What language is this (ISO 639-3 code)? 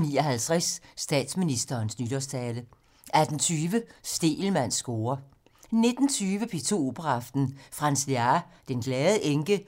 dan